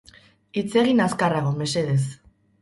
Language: Basque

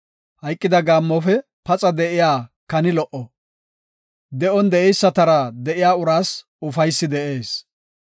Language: Gofa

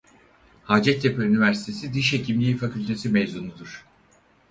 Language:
Turkish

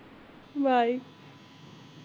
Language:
Punjabi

